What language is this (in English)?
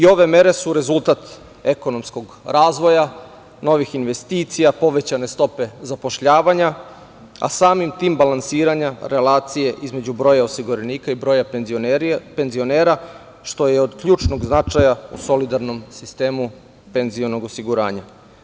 Serbian